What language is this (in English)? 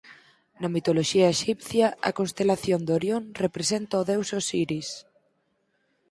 Galician